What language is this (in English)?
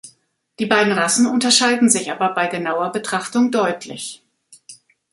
German